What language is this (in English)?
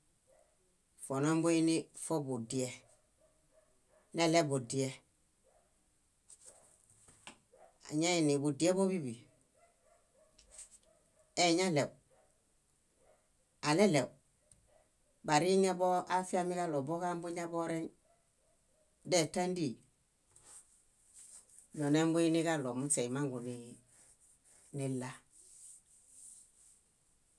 Bayot